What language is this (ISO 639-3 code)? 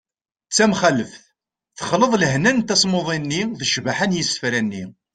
kab